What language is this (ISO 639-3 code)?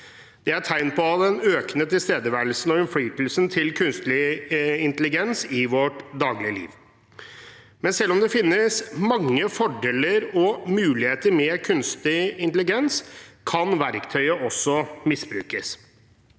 nor